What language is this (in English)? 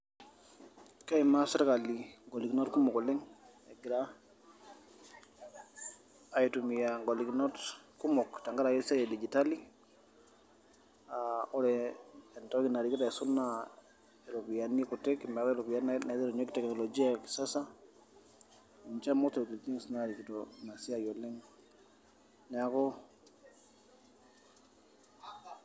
Masai